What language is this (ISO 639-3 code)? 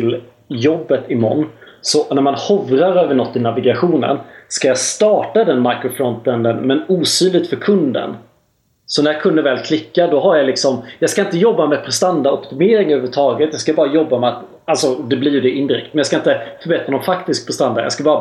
swe